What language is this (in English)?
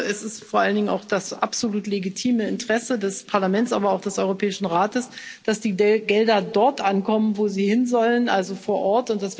German